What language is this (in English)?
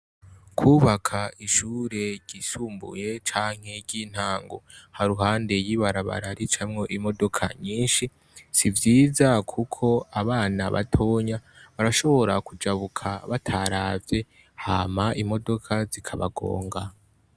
Rundi